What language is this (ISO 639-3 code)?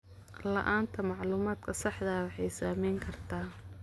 som